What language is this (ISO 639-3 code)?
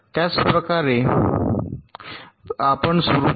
mar